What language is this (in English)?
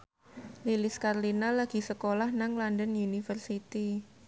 Javanese